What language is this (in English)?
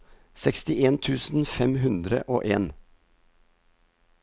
Norwegian